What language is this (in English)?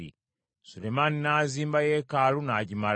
Ganda